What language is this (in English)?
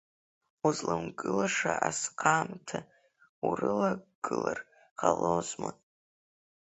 Abkhazian